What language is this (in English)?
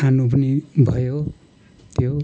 Nepali